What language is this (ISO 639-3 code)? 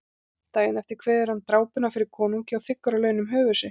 isl